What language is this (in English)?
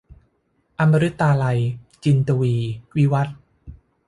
Thai